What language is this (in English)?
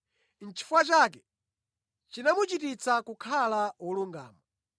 Nyanja